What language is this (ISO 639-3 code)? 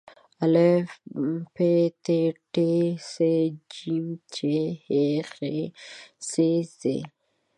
pus